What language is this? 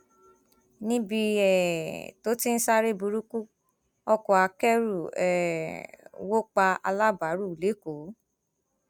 Yoruba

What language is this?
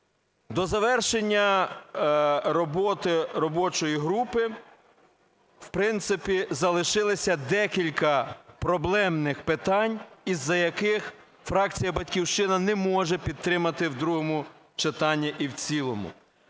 Ukrainian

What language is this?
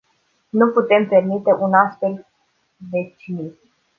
Romanian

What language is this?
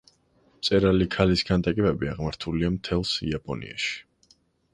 Georgian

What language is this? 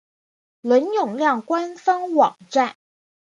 Chinese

